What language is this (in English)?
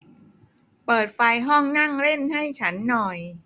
Thai